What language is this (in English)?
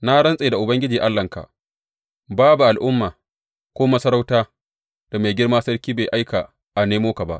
Hausa